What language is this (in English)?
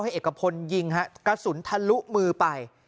Thai